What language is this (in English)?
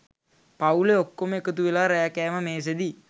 Sinhala